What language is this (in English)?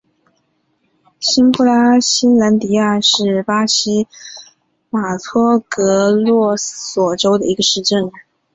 Chinese